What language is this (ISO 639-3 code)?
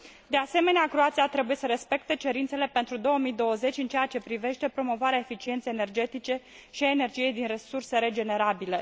ron